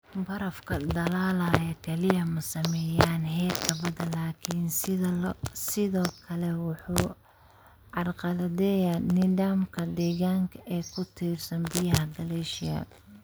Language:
Somali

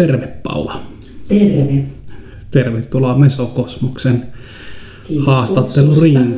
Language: Finnish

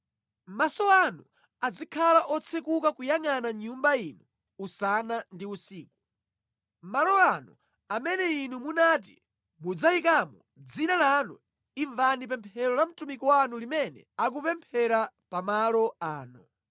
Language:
Nyanja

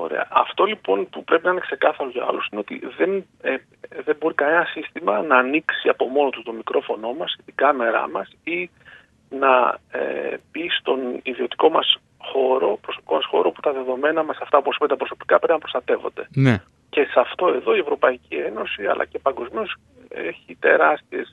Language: Greek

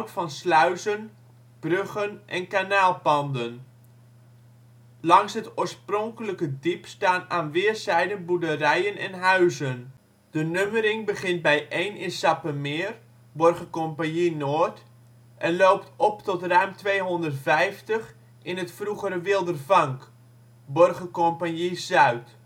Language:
Dutch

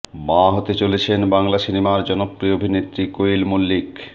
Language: Bangla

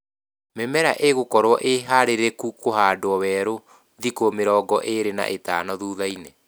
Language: Kikuyu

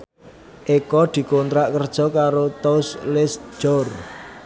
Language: Javanese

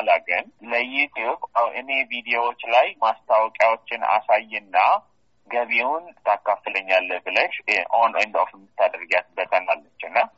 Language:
Amharic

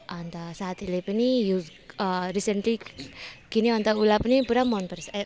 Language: Nepali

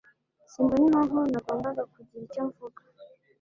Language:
Kinyarwanda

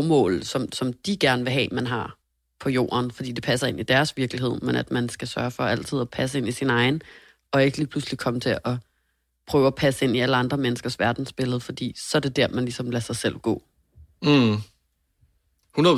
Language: Danish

